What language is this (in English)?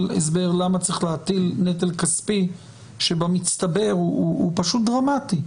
Hebrew